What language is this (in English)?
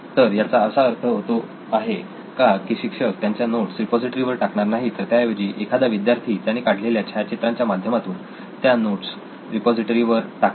Marathi